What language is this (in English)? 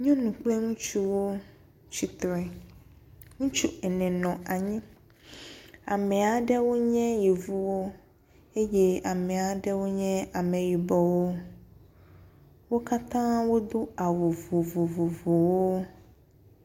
Ewe